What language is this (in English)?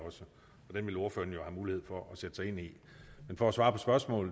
Danish